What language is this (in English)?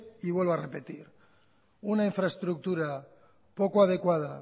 Spanish